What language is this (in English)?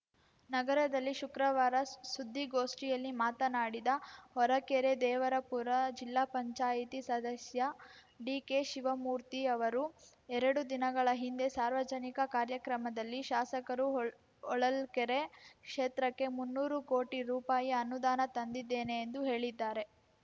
Kannada